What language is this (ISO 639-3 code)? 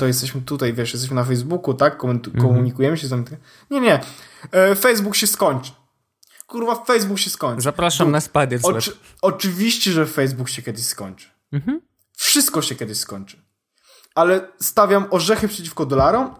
pol